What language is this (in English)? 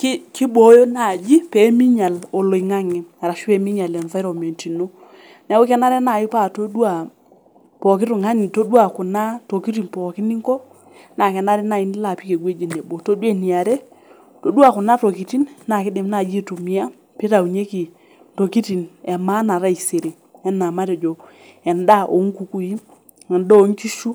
Masai